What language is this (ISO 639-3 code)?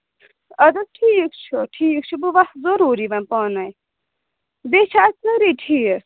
kas